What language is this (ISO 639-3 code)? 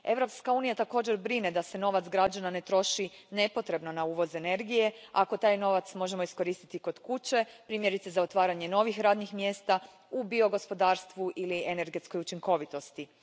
hrv